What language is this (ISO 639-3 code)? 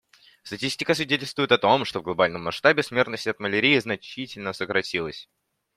rus